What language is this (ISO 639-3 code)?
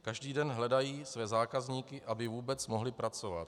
ces